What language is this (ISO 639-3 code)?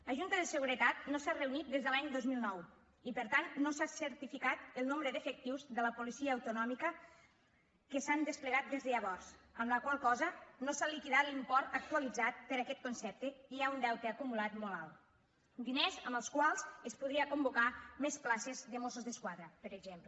cat